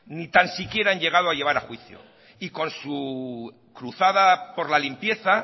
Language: Spanish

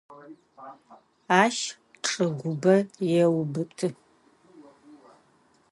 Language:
Adyghe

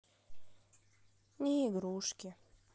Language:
Russian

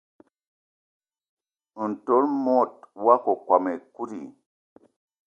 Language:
Eton (Cameroon)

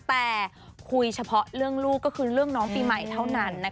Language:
Thai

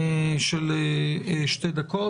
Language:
Hebrew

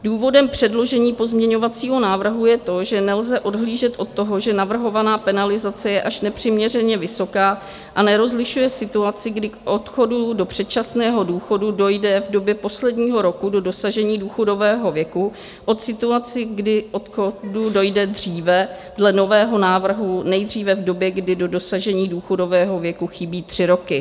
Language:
Czech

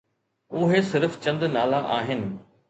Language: Sindhi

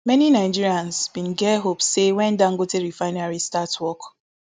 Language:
Nigerian Pidgin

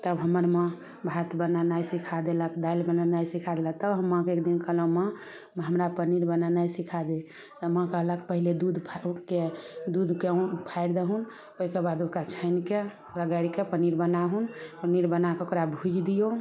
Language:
Maithili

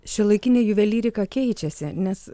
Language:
Lithuanian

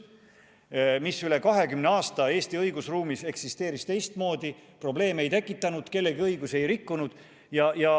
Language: Estonian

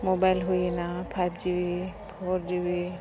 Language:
Santali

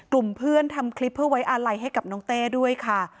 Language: Thai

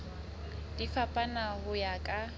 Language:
Southern Sotho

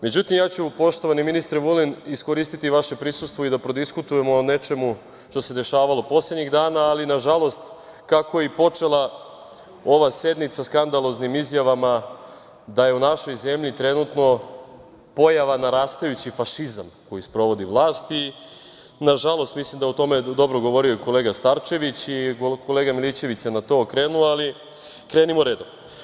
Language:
Serbian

